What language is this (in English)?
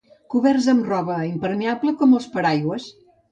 Catalan